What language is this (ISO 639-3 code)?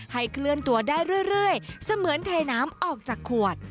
tha